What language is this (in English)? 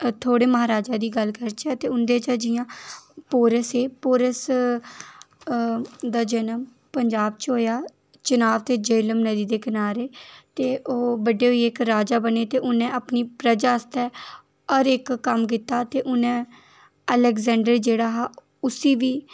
Dogri